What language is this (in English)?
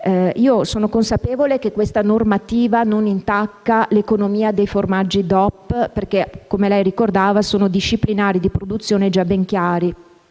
Italian